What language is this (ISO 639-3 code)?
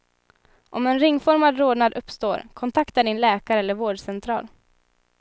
swe